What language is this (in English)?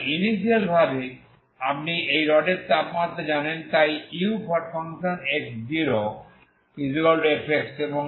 Bangla